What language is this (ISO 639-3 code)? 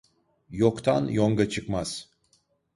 tur